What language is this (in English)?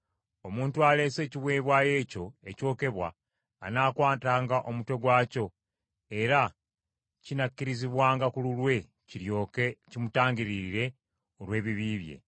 Ganda